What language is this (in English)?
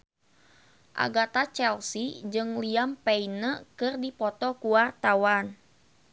Sundanese